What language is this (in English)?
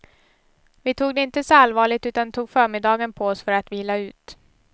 Swedish